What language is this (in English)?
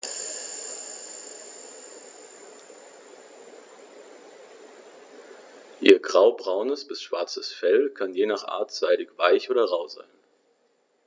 German